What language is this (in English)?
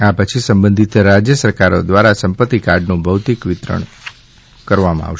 Gujarati